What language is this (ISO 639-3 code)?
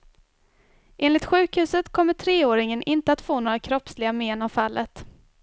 swe